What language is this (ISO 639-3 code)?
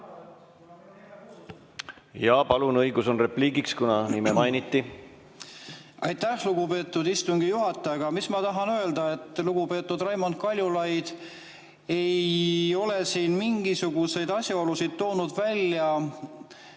est